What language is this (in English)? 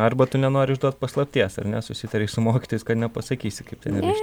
Lithuanian